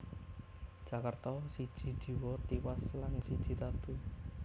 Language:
Javanese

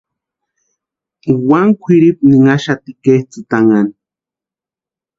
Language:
Western Highland Purepecha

